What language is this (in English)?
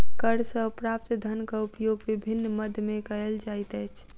Maithili